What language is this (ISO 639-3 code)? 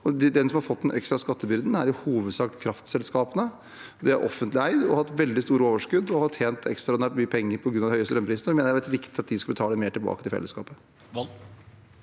nor